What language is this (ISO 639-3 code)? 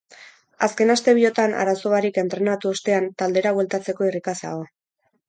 eus